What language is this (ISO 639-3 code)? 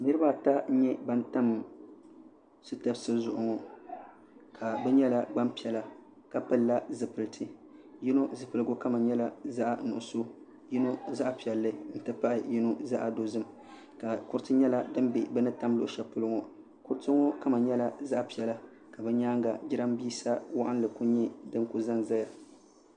dag